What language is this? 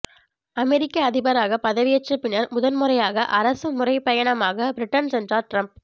Tamil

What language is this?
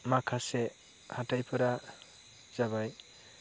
Bodo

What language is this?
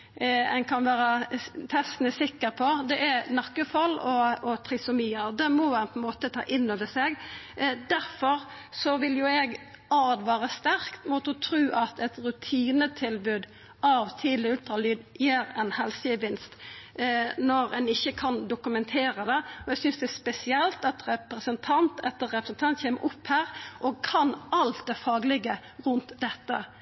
Norwegian Nynorsk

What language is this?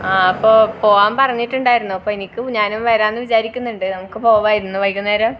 Malayalam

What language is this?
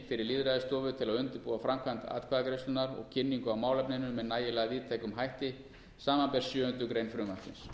Icelandic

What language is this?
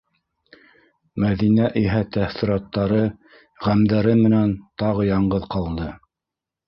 Bashkir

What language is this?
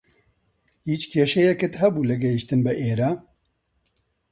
Central Kurdish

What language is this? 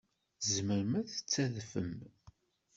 Kabyle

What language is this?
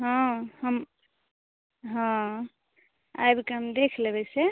Maithili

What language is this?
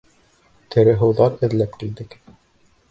Bashkir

